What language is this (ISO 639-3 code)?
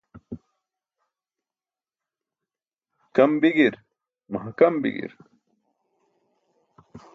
bsk